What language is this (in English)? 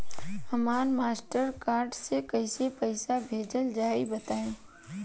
Bhojpuri